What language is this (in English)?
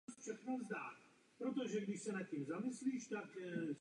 Czech